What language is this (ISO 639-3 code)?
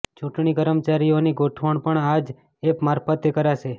guj